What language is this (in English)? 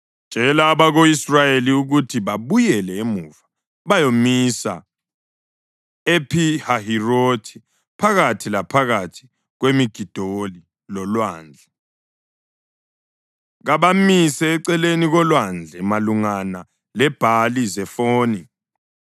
North Ndebele